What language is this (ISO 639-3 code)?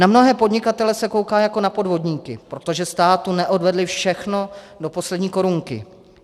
ces